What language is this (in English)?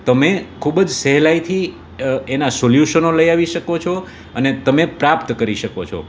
Gujarati